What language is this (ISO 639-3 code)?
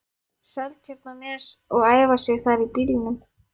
isl